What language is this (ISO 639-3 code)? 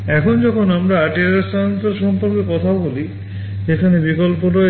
ben